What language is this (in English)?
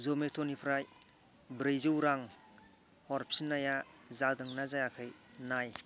Bodo